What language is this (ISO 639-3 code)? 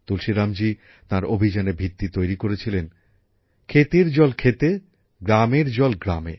ben